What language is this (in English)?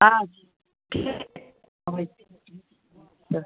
Maithili